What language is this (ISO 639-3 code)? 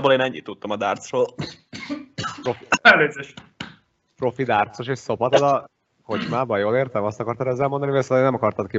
hun